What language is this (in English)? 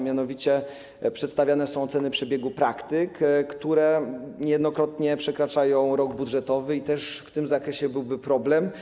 Polish